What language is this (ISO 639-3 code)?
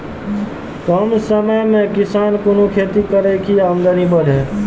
mai